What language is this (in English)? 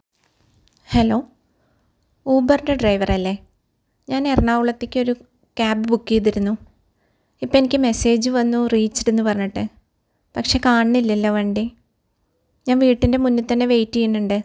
Malayalam